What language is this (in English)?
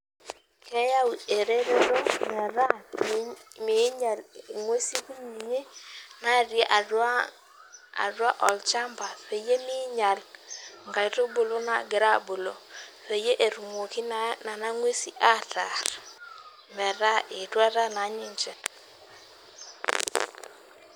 Masai